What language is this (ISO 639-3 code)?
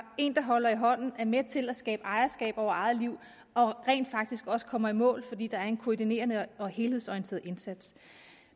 dan